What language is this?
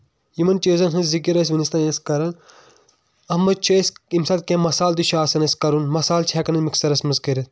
Kashmiri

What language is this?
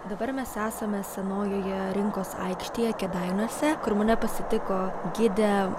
Lithuanian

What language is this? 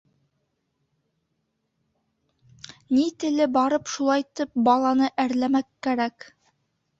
Bashkir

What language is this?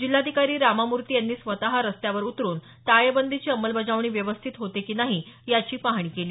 Marathi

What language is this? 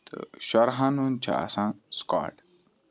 Kashmiri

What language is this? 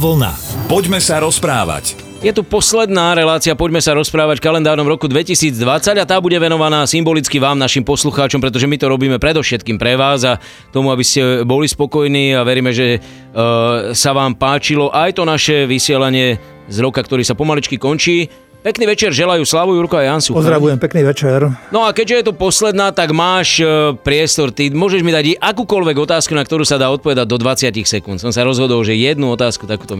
Slovak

